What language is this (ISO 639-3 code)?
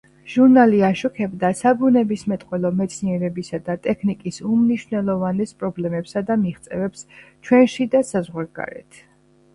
kat